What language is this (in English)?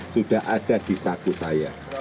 Indonesian